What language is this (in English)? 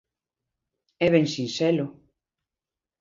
Galician